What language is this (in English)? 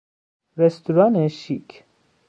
Persian